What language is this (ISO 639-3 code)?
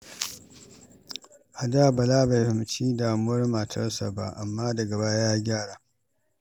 hau